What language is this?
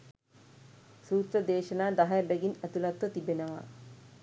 Sinhala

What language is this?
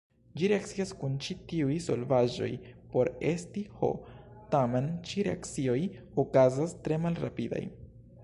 Esperanto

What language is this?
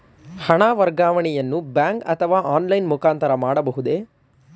Kannada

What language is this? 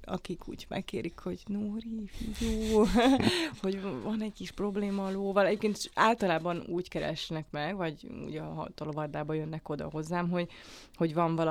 Hungarian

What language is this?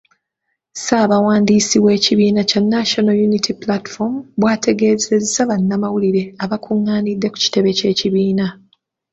Ganda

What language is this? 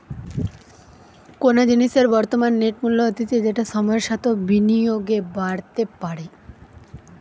Bangla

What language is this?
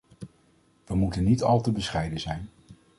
Dutch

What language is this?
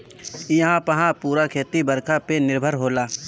Bhojpuri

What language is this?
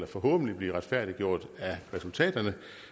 Danish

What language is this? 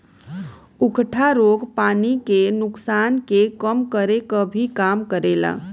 Bhojpuri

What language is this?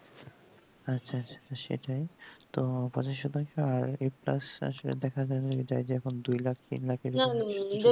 Bangla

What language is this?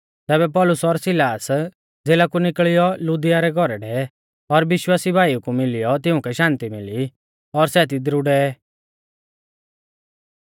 Mahasu Pahari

